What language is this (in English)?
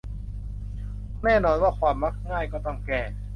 Thai